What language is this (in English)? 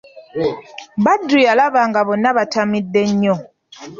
Ganda